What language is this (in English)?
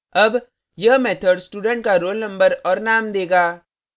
Hindi